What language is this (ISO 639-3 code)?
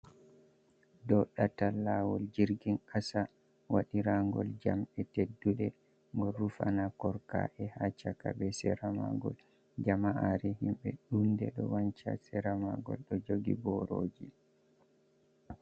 ful